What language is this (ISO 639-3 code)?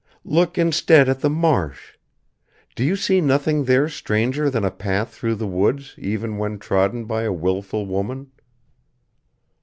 eng